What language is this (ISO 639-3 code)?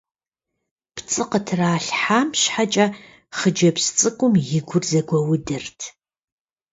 kbd